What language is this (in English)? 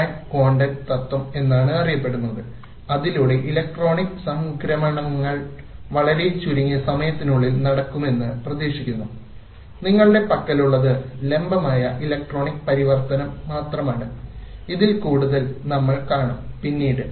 Malayalam